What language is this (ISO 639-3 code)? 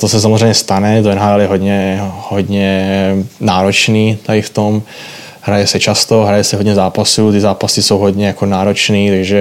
ces